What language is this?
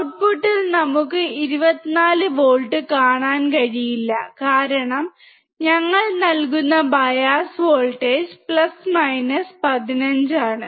Malayalam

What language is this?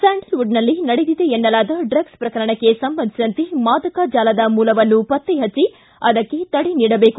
Kannada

